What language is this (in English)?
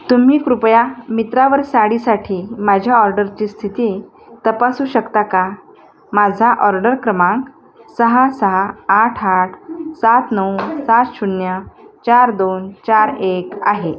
Marathi